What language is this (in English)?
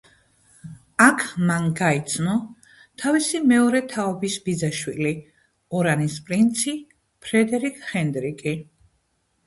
Georgian